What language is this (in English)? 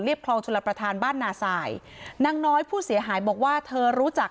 Thai